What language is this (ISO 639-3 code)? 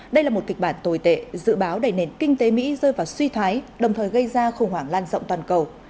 vie